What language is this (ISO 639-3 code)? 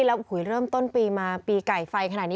tha